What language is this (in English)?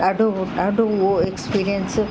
Sindhi